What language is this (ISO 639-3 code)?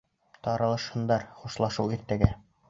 bak